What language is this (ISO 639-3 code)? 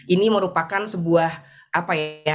ind